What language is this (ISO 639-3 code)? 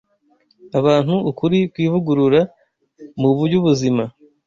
kin